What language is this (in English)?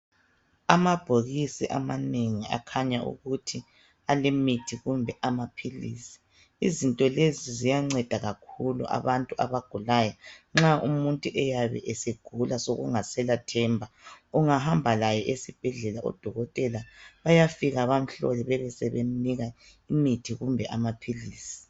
North Ndebele